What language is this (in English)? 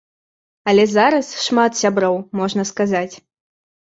Belarusian